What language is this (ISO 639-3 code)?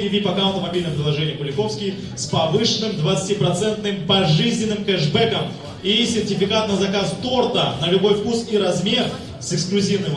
rus